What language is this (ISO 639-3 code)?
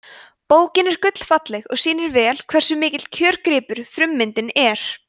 isl